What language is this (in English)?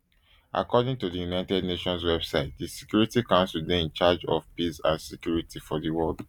Nigerian Pidgin